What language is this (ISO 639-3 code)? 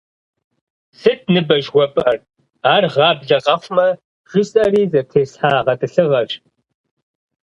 kbd